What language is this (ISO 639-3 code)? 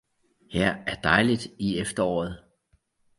dan